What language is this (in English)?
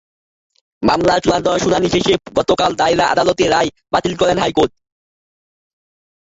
Bangla